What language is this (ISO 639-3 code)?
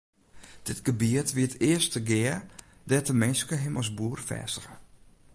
fry